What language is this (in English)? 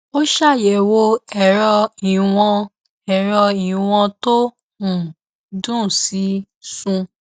Yoruba